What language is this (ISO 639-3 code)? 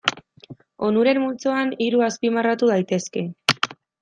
eus